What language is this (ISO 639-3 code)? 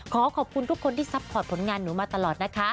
tha